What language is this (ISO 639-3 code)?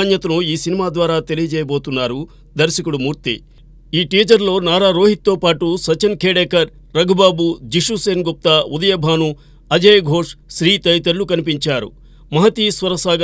tel